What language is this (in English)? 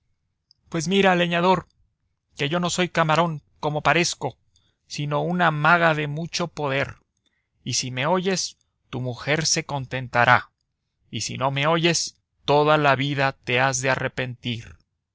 Spanish